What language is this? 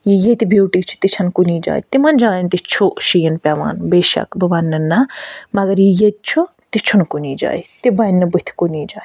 Kashmiri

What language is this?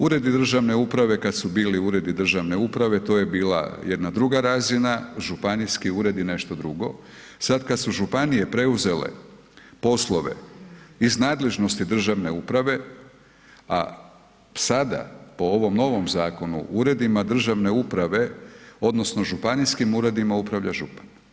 Croatian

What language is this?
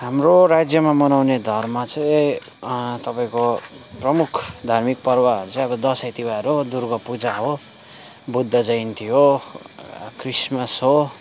Nepali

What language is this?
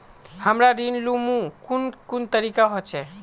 Magahi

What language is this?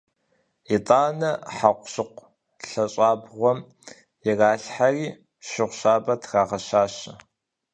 Kabardian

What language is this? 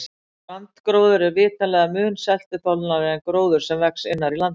Icelandic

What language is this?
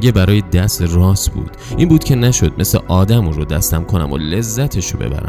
Persian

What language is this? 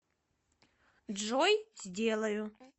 Russian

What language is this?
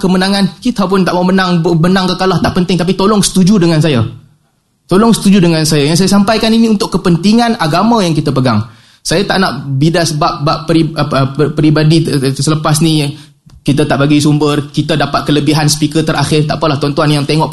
Malay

